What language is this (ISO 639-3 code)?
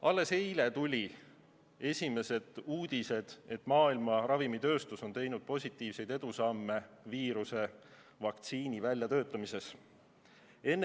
est